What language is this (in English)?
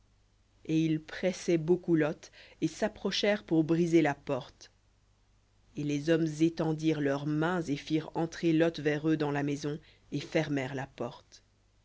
French